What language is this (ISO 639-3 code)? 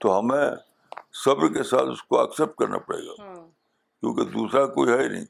urd